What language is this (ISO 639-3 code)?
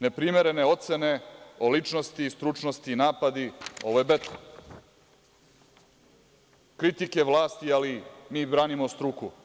srp